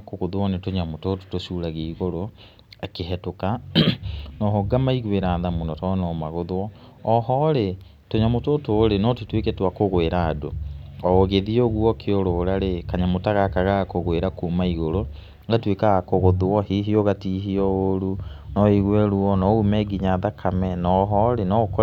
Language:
Kikuyu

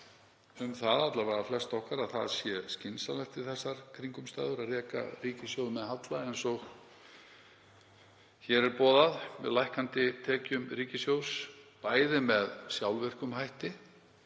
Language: Icelandic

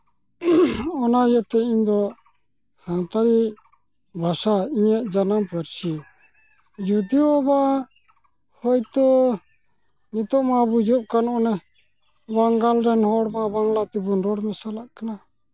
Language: Santali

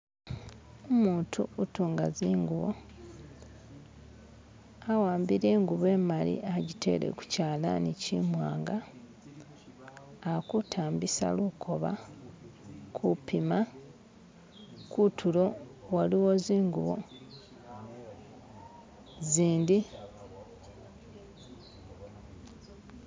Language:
Masaaba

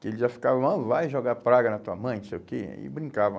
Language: Portuguese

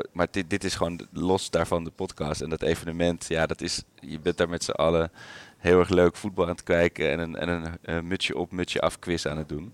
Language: Dutch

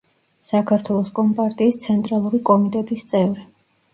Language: Georgian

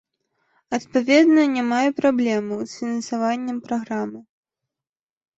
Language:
Belarusian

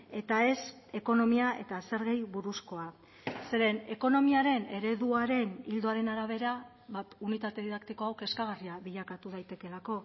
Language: Basque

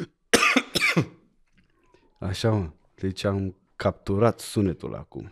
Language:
Romanian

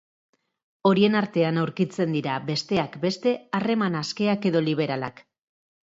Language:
Basque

